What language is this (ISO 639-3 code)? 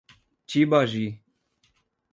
por